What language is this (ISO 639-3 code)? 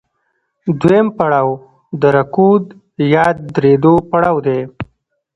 pus